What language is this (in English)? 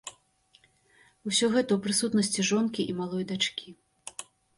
Belarusian